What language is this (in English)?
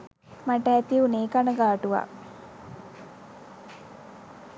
Sinhala